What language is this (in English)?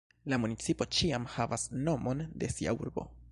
Esperanto